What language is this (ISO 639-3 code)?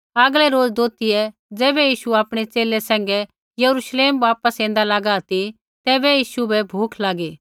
kfx